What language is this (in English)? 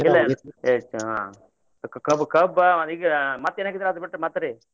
Kannada